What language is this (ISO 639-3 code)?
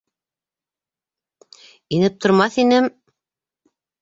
bak